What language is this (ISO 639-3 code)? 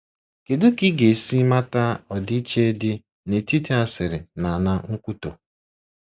ibo